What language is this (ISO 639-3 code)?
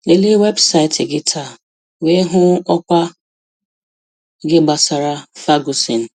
ibo